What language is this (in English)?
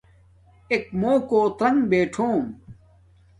Domaaki